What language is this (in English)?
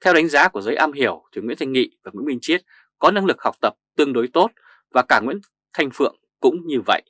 Vietnamese